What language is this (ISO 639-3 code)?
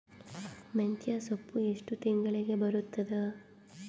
kan